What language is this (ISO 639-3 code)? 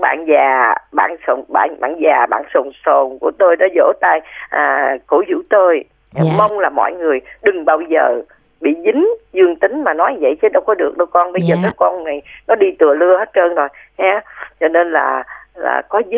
vie